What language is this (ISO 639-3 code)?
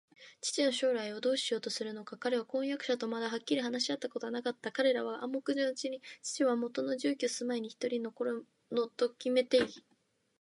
jpn